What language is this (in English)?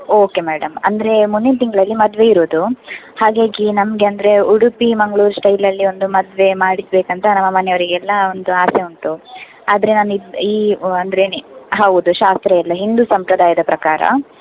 Kannada